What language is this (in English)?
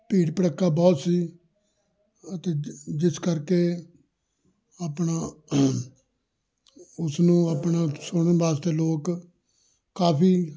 Punjabi